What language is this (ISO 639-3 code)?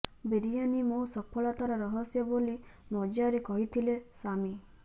ori